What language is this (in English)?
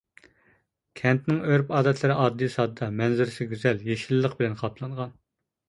Uyghur